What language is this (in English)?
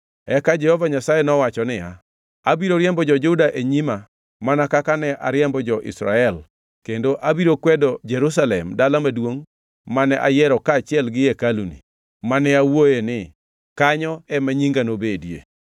Luo (Kenya and Tanzania)